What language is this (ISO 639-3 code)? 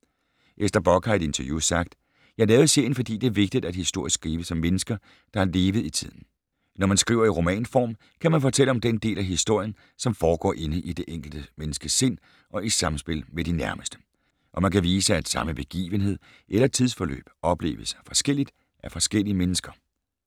dan